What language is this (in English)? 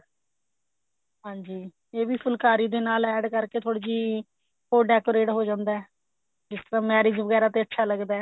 Punjabi